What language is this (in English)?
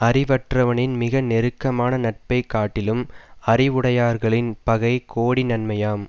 Tamil